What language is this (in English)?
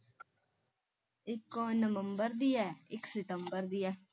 Punjabi